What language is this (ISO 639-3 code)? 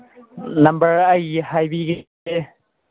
mni